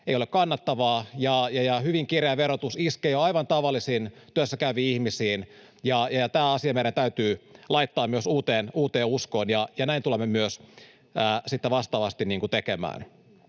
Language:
Finnish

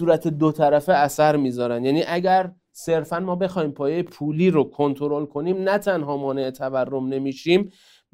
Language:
Persian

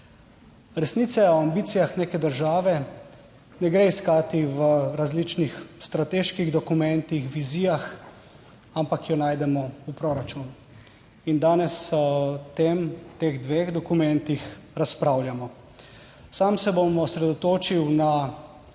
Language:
Slovenian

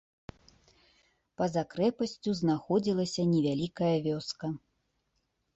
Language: Belarusian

